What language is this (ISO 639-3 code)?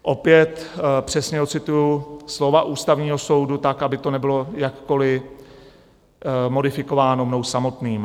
ces